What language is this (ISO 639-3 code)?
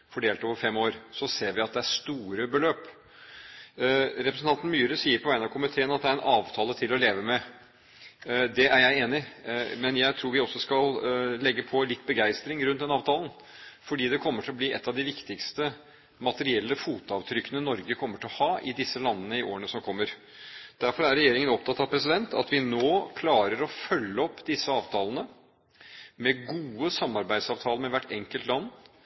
nob